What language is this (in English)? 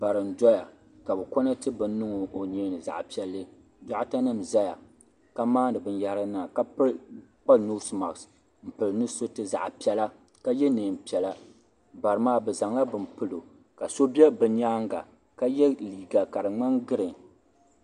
Dagbani